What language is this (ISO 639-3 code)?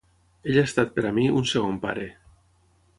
cat